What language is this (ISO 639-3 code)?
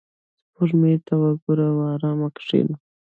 pus